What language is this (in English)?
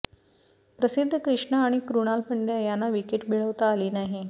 Marathi